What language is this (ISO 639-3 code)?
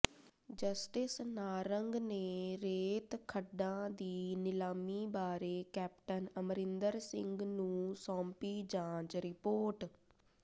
pan